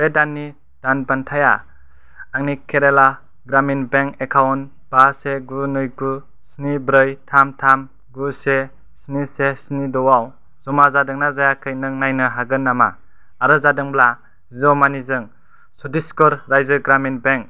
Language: Bodo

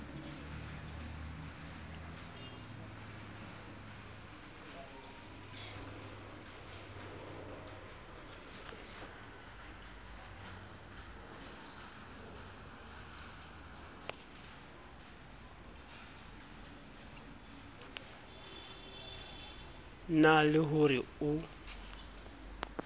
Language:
Southern Sotho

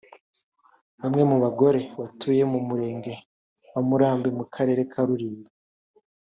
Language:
Kinyarwanda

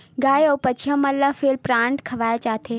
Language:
Chhattisgarhi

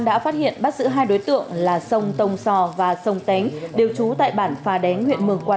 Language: Vietnamese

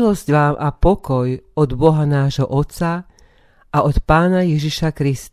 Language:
Slovak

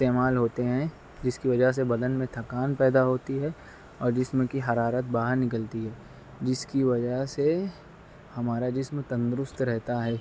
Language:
Urdu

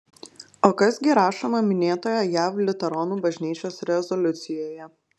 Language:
Lithuanian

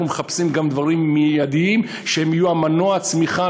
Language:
Hebrew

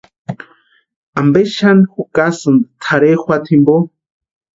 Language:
Western Highland Purepecha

